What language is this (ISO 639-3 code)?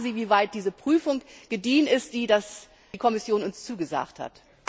deu